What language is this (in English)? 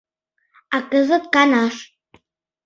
Mari